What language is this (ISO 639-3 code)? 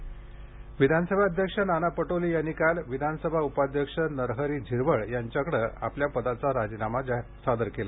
mar